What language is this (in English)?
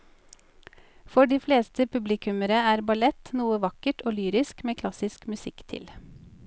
Norwegian